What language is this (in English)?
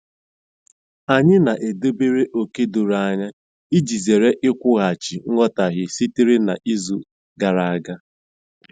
Igbo